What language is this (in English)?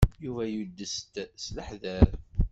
Kabyle